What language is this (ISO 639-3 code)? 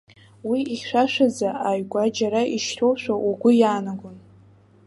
abk